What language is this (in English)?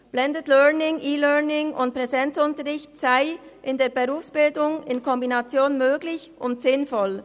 Swiss German